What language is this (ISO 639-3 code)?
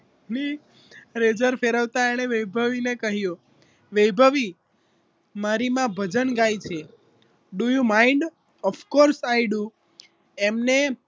guj